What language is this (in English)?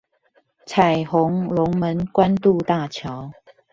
Chinese